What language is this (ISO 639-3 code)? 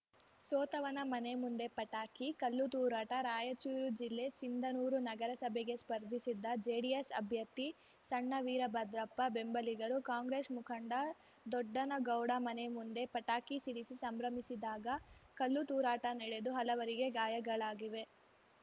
kan